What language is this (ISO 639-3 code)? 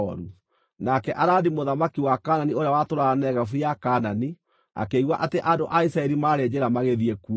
kik